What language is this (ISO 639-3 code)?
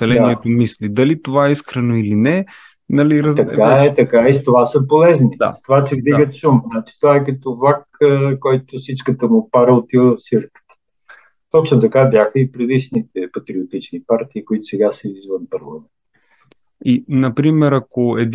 bul